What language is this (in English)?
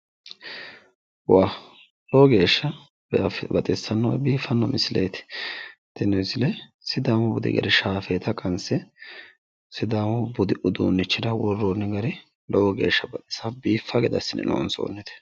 Sidamo